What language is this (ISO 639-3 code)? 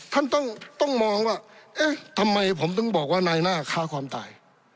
tha